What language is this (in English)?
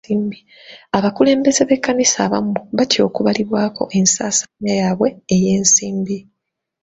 Ganda